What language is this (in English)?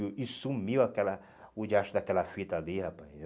Portuguese